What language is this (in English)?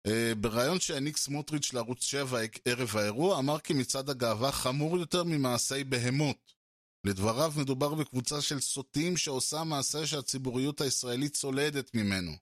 Hebrew